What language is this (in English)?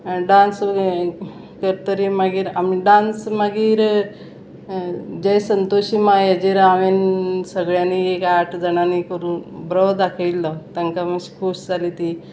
Konkani